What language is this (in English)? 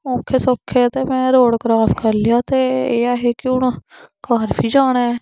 Dogri